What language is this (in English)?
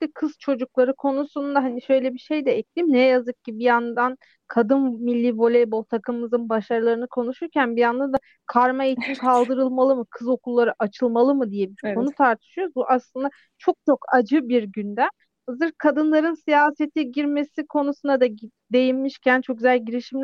Turkish